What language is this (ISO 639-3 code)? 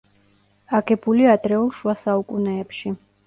kat